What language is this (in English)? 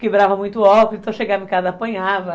Portuguese